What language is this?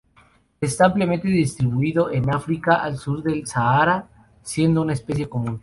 Spanish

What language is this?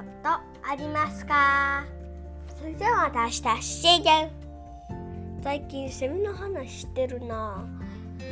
Japanese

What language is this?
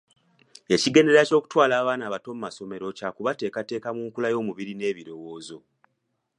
Ganda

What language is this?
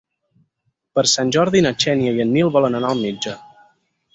Catalan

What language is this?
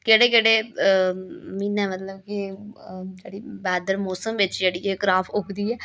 Dogri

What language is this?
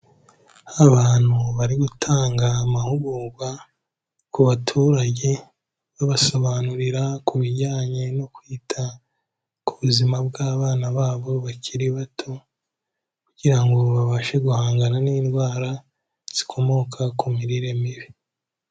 Kinyarwanda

